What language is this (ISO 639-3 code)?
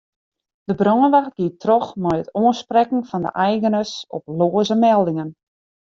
fry